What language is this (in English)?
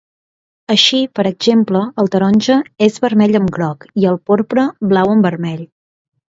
Catalan